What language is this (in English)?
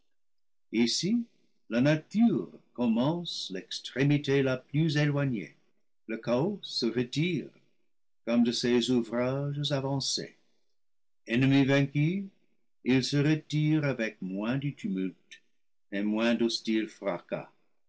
French